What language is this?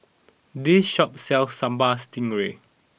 English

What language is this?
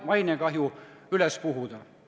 Estonian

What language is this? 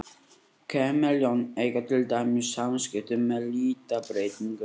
Icelandic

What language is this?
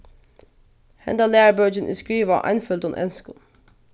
Faroese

